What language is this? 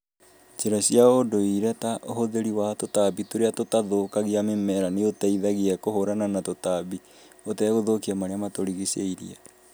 Kikuyu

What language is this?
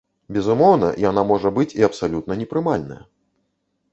Belarusian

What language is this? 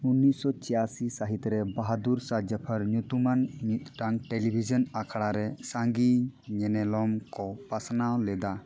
Santali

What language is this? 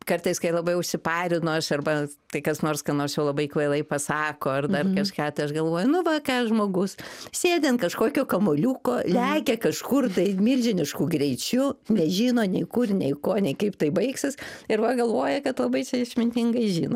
Lithuanian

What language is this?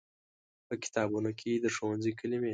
Pashto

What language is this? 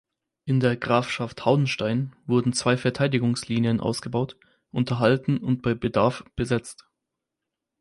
German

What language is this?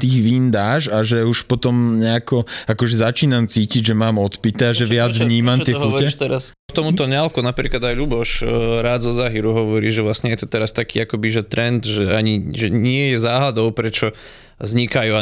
Slovak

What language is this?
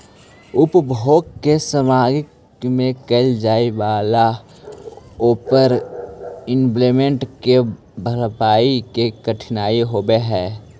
Magahi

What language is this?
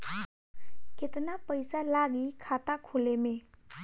Bhojpuri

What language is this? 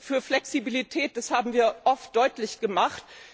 German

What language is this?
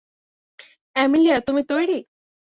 Bangla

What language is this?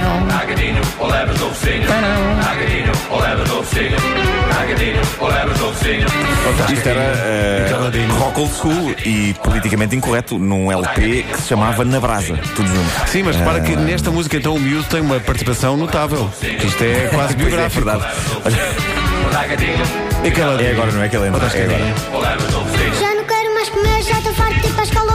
Portuguese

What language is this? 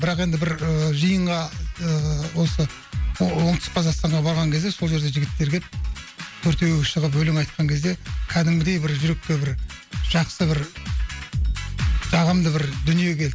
Kazakh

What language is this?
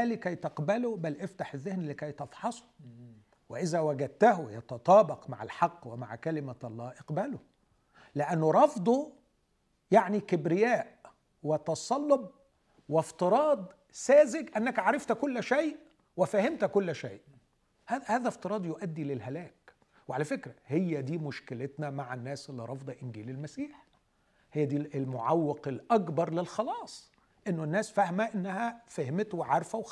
Arabic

